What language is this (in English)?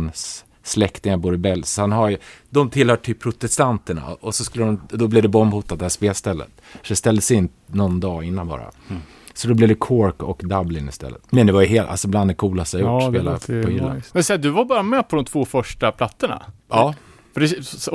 Swedish